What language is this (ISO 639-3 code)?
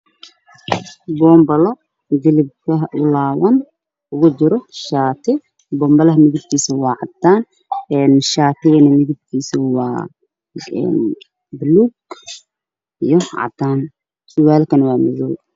som